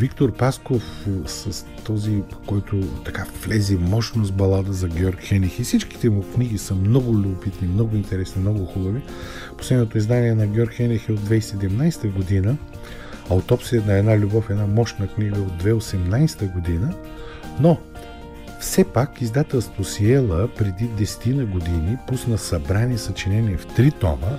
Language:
Bulgarian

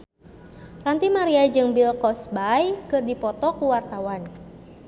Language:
Sundanese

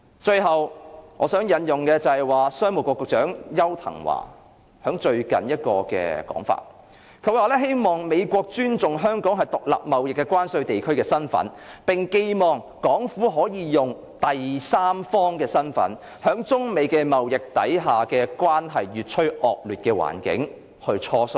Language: Cantonese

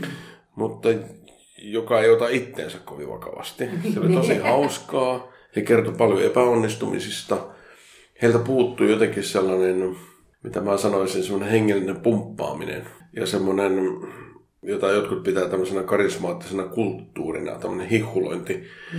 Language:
Finnish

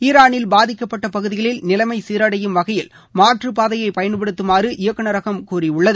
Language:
Tamil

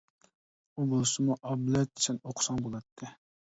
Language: Uyghur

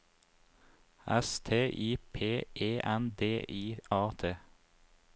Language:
Norwegian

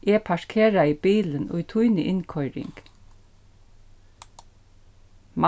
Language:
Faroese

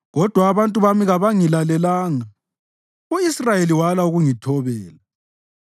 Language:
North Ndebele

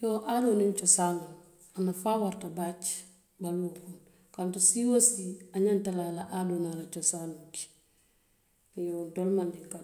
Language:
Western Maninkakan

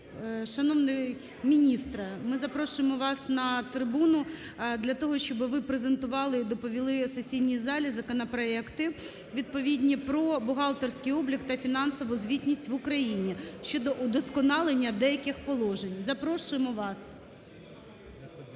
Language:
Ukrainian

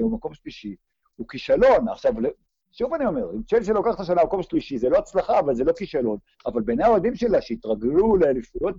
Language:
Hebrew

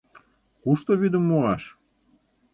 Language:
Mari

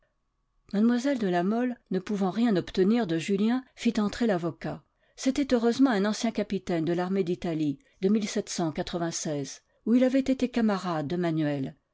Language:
French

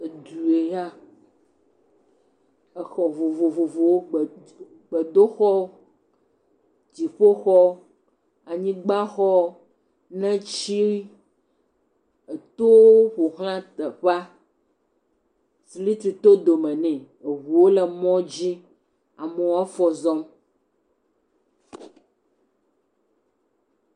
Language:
Ewe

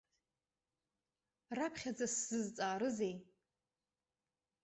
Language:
Abkhazian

